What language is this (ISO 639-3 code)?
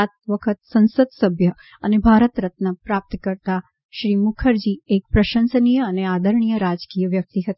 guj